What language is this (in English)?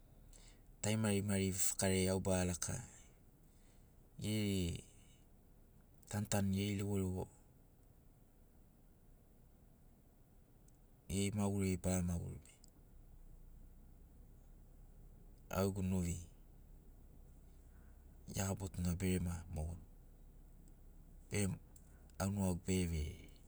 Sinaugoro